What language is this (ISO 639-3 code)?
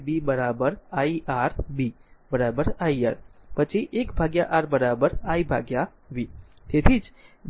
guj